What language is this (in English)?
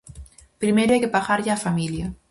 Galician